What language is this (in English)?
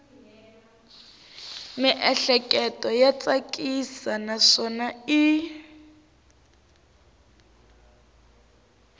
Tsonga